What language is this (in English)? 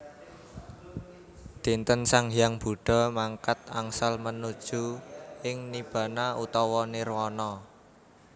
Javanese